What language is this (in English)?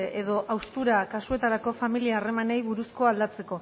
Basque